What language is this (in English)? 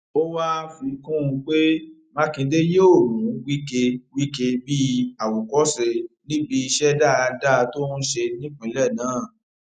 Yoruba